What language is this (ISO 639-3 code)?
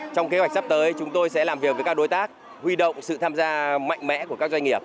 vie